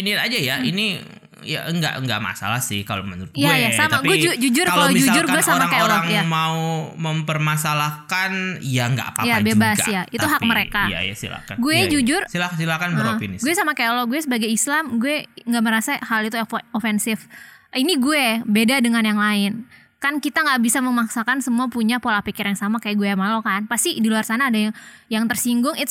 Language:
Indonesian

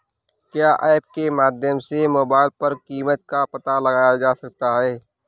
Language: Hindi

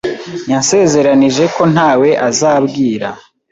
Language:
Kinyarwanda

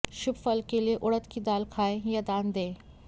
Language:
Hindi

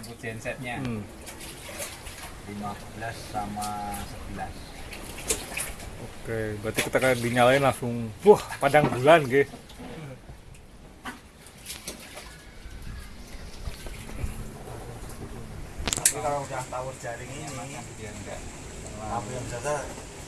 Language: Indonesian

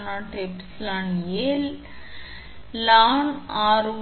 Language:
Tamil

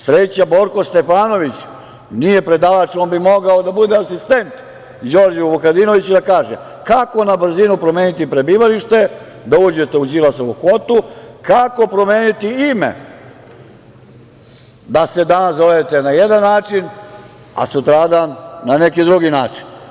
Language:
Serbian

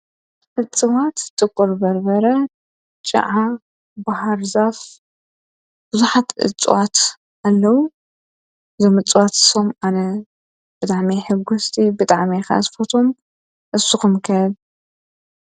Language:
Tigrinya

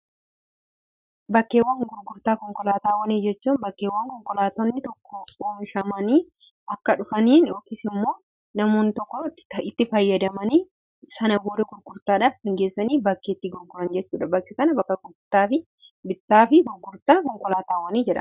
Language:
Oromo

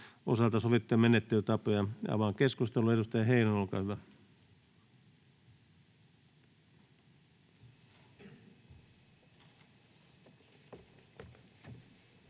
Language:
Finnish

